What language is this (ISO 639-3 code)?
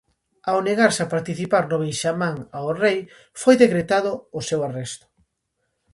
glg